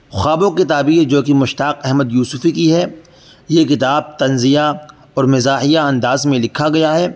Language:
Urdu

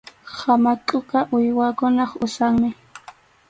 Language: Arequipa-La Unión Quechua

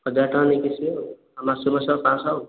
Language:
Odia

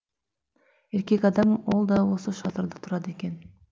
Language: Kazakh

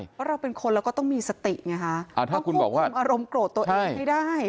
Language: Thai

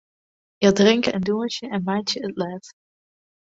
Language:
Western Frisian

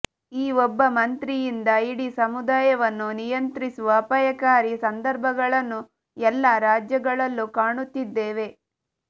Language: Kannada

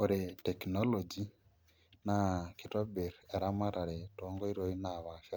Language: Masai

